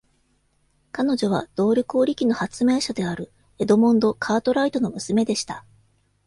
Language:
Japanese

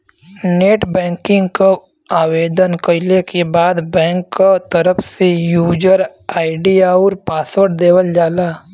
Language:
Bhojpuri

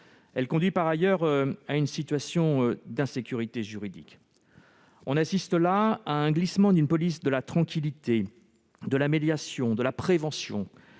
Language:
French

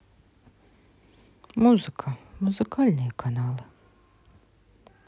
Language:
Russian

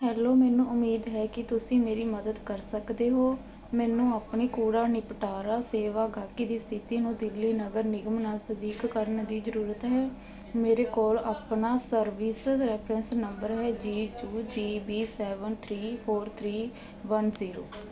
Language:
Punjabi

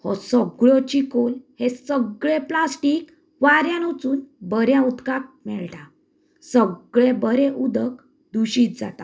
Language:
Konkani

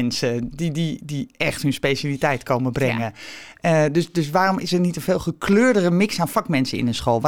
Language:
Dutch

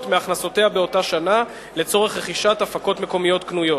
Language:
Hebrew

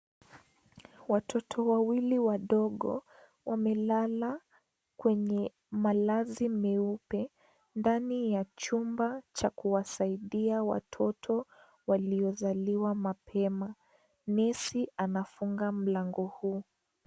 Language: Swahili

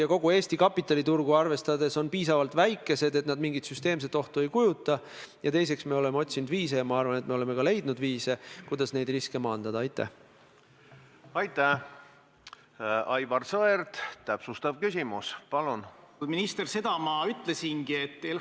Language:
Estonian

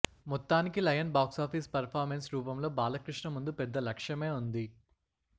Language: Telugu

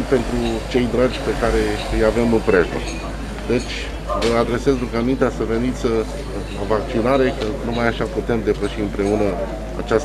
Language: Romanian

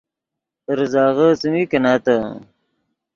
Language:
Yidgha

